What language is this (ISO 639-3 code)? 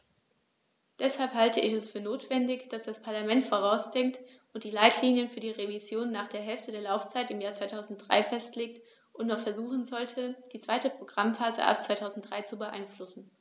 deu